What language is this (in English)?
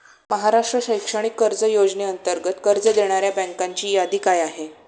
Marathi